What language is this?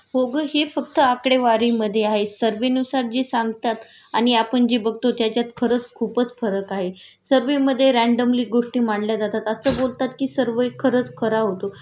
Marathi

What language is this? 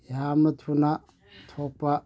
Manipuri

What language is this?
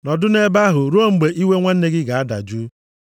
Igbo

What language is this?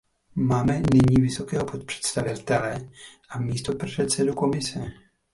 Czech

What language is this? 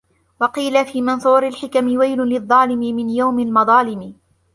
Arabic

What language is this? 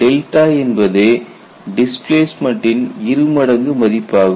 Tamil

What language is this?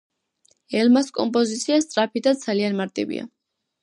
Georgian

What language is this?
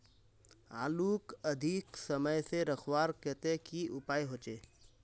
Magahi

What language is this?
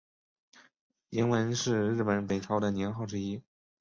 Chinese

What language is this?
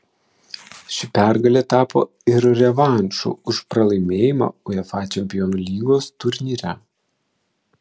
Lithuanian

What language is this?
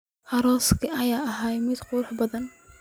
Somali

